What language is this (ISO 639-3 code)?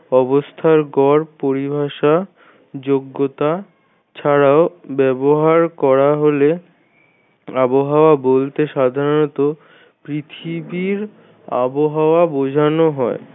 ben